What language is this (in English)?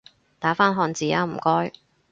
Cantonese